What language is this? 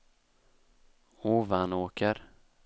Swedish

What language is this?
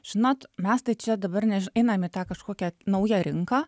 Lithuanian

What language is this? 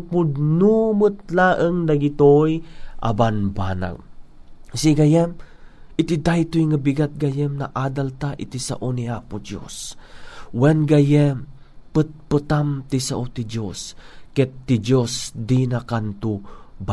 Filipino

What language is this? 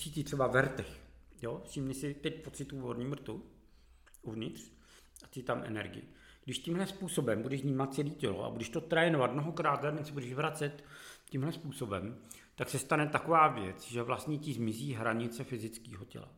Czech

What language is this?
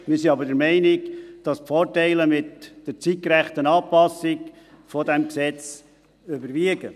Swiss German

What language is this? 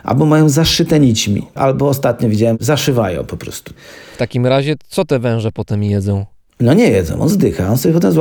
Polish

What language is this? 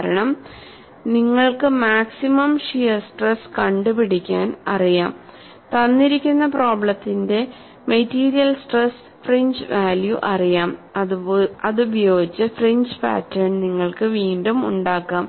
Malayalam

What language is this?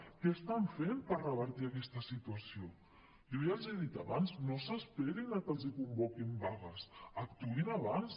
Catalan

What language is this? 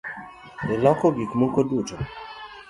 Luo (Kenya and Tanzania)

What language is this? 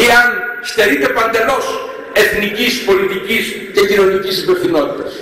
Greek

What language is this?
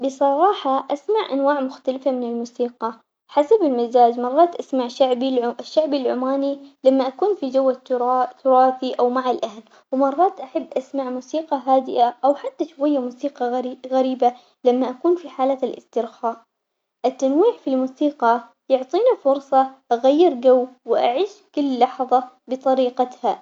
Omani Arabic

